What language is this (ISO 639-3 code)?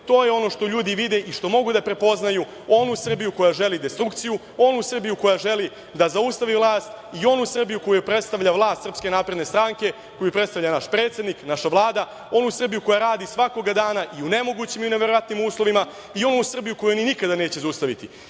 srp